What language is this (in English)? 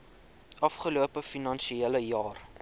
Afrikaans